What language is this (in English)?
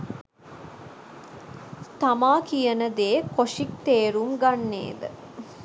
Sinhala